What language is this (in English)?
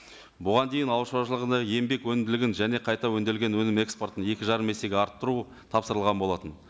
Kazakh